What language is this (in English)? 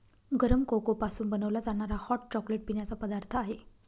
Marathi